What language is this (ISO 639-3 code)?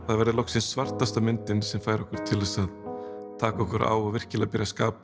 isl